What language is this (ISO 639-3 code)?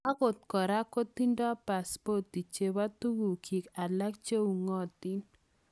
kln